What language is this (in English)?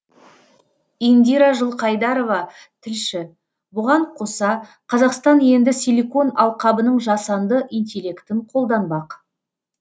Kazakh